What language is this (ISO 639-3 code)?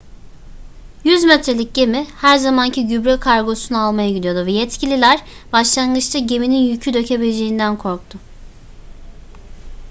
tur